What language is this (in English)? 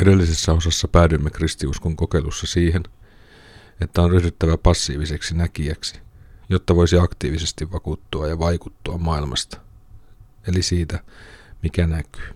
Finnish